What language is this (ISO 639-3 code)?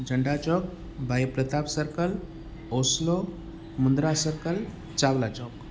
snd